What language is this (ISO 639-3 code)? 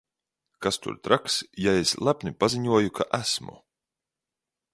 lav